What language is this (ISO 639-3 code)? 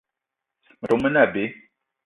eto